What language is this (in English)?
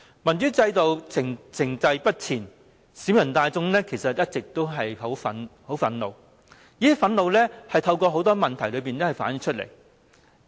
Cantonese